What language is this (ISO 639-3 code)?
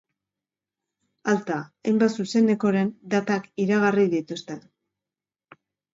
eus